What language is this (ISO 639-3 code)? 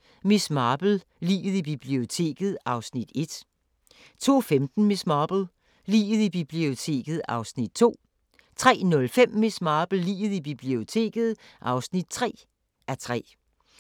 dan